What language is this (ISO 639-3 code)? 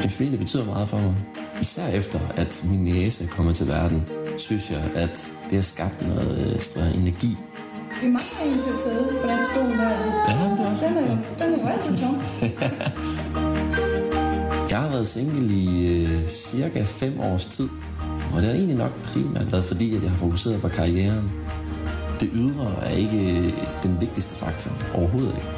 dan